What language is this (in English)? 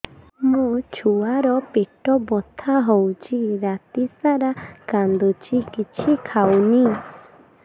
Odia